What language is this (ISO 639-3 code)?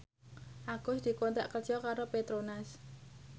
jav